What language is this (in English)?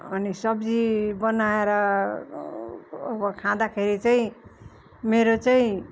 Nepali